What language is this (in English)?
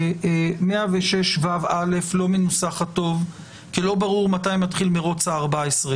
Hebrew